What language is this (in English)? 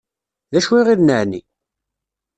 Kabyle